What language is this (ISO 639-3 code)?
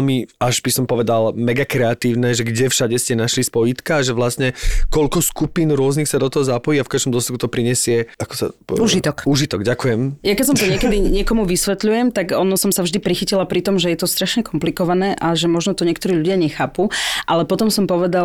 slk